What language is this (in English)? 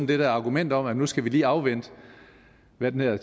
Danish